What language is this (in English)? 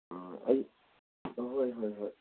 Manipuri